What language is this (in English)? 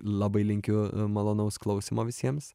Lithuanian